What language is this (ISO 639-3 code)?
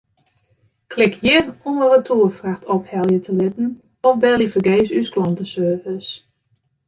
fry